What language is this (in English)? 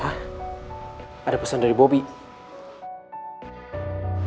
Indonesian